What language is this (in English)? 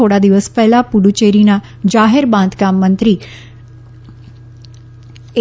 Gujarati